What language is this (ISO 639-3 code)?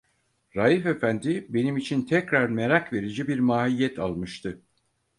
tur